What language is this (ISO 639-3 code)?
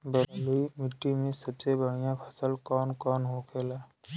bho